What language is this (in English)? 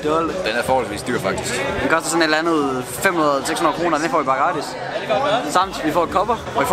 Danish